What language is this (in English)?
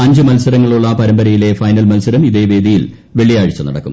Malayalam